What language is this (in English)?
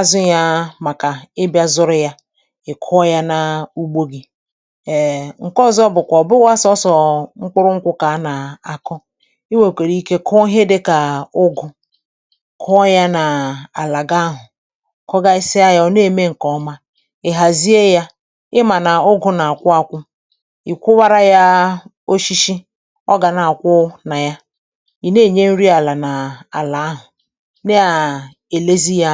Igbo